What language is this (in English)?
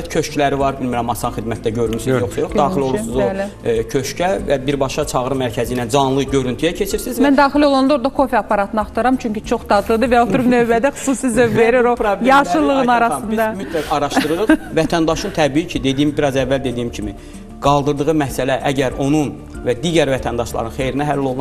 Turkish